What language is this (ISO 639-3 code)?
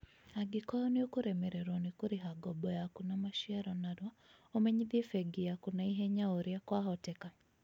kik